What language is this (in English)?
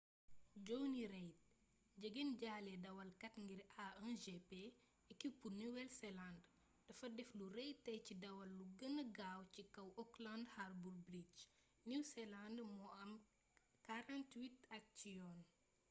Wolof